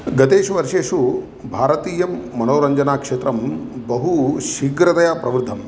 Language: Sanskrit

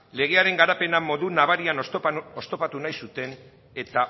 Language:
Basque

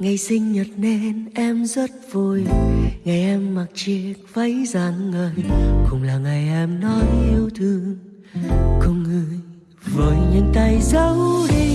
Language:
Vietnamese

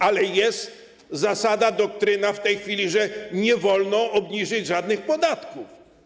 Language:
Polish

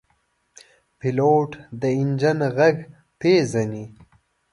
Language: Pashto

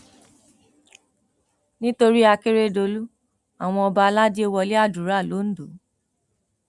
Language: Yoruba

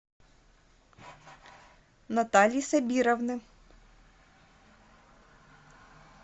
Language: Russian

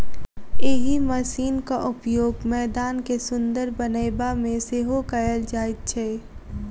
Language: Maithili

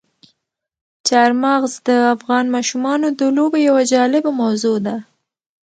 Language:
Pashto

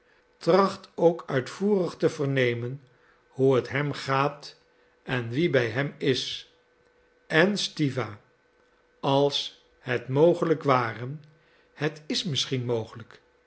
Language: Dutch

